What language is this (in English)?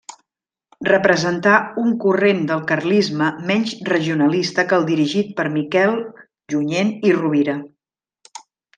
Catalan